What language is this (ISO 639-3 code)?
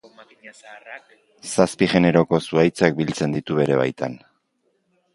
eus